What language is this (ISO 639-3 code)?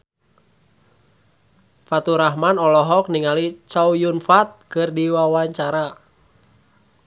sun